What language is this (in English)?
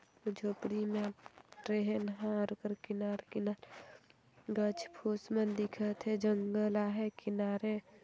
Sadri